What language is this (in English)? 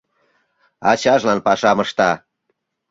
Mari